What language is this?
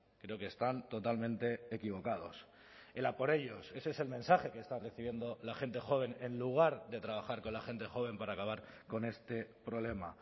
Spanish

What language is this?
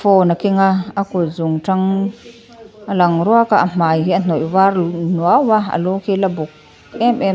Mizo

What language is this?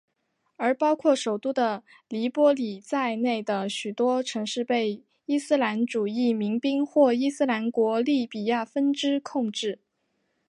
Chinese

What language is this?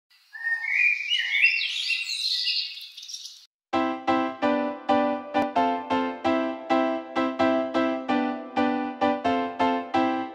Spanish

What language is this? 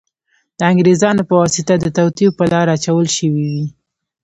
Pashto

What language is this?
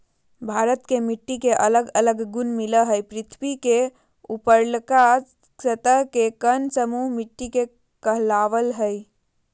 Magahi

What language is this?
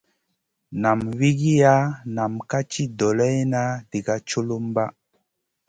Masana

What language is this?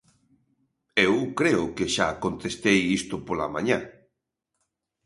Galician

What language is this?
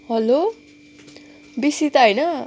Nepali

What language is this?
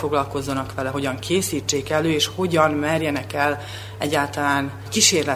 Hungarian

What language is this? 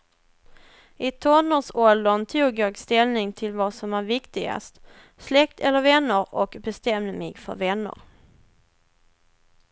Swedish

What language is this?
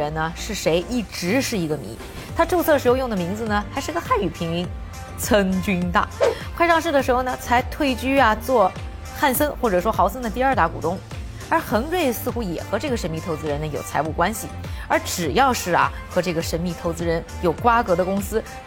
Chinese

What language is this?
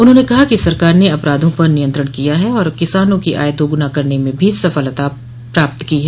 Hindi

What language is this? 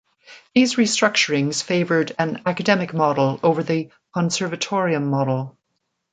English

